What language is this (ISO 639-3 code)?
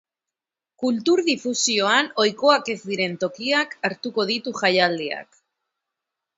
eus